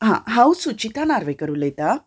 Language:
Konkani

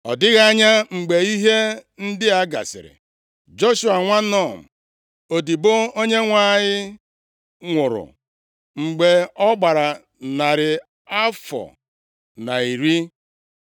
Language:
Igbo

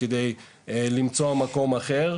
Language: Hebrew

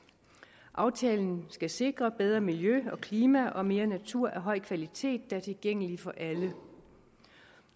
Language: Danish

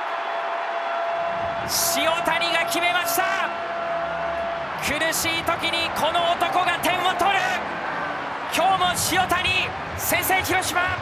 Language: Japanese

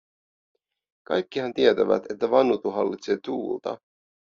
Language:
Finnish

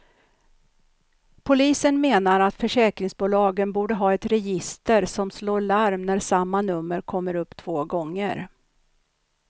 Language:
Swedish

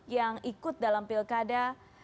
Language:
Indonesian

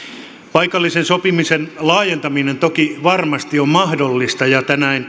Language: Finnish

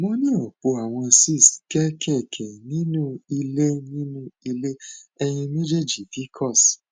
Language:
Yoruba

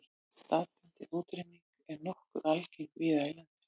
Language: Icelandic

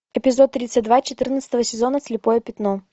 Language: Russian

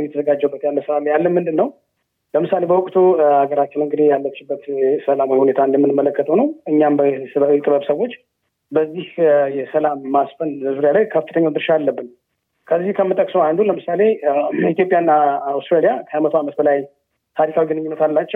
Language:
Amharic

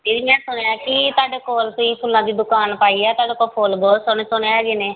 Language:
Punjabi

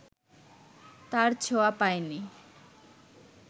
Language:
Bangla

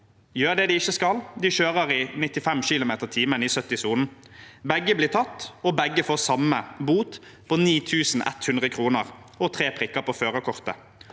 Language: Norwegian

